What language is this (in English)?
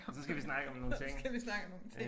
Danish